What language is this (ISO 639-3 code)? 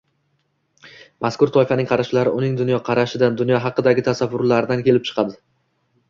uzb